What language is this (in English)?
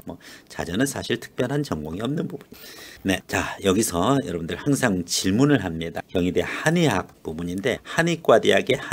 Korean